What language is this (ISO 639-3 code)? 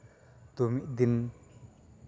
sat